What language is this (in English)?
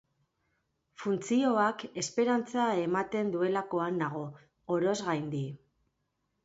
Basque